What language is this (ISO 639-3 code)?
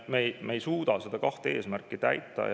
est